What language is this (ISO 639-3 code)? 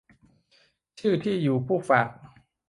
tha